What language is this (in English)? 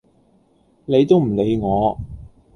Cantonese